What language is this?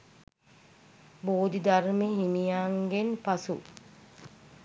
Sinhala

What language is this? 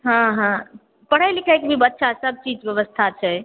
Maithili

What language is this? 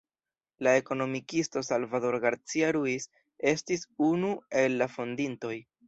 Esperanto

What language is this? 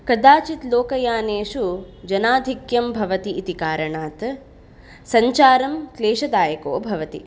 Sanskrit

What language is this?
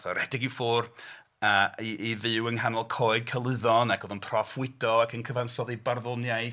Welsh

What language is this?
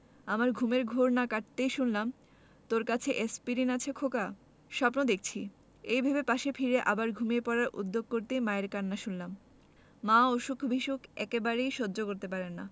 Bangla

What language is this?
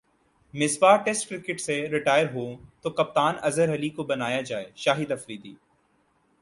Urdu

